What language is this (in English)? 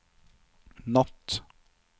Norwegian